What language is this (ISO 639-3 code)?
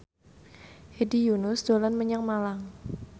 jav